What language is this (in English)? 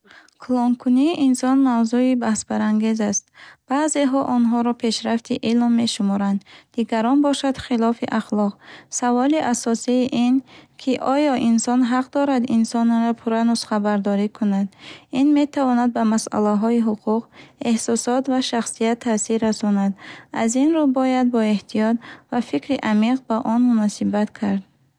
Bukharic